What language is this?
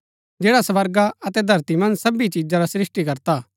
Gaddi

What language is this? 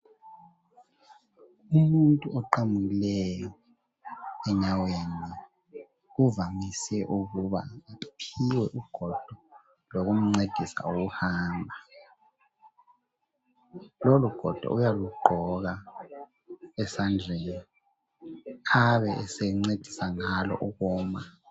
North Ndebele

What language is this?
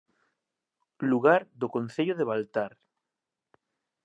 Galician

